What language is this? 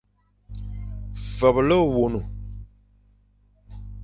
Fang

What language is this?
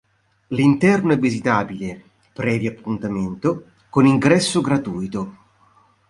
Italian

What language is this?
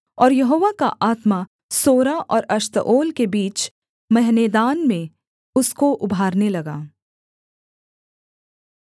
Hindi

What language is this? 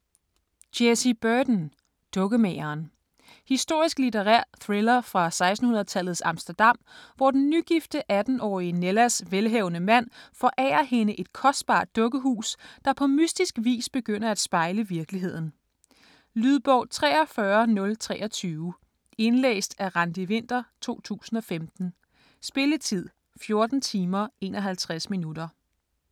Danish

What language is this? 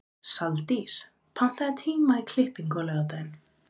Icelandic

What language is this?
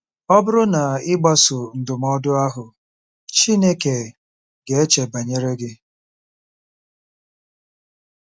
Igbo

